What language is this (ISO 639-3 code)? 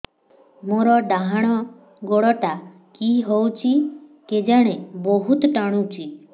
ori